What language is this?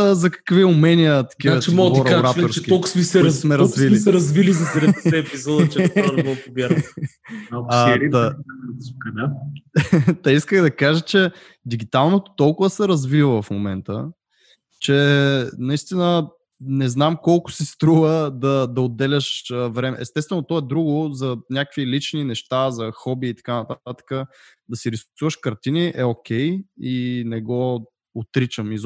Bulgarian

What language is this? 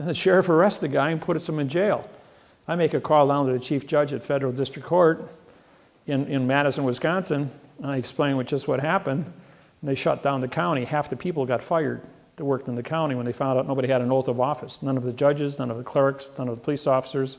English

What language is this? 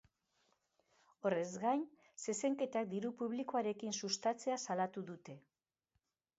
Basque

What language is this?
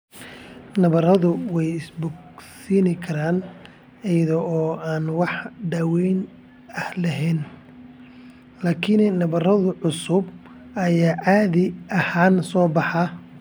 Somali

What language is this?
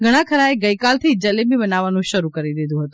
Gujarati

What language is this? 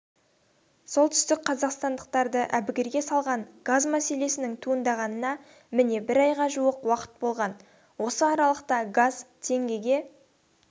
Kazakh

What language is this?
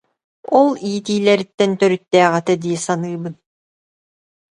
Yakut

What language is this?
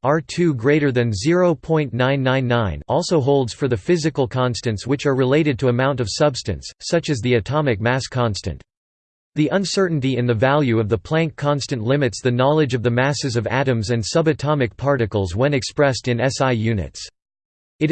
English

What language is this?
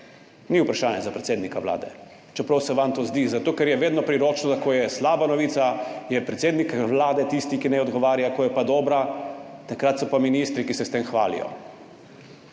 Slovenian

